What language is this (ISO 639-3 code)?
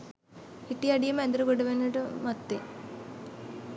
sin